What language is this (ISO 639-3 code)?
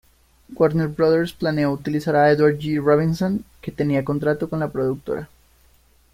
spa